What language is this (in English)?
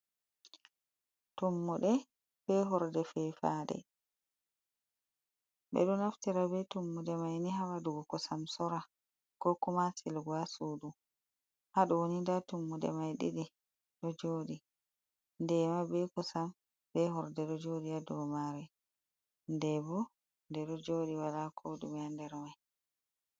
Fula